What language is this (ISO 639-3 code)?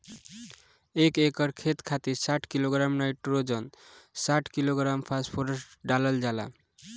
bho